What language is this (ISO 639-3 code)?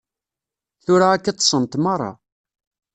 kab